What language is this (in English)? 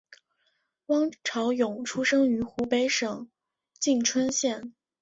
Chinese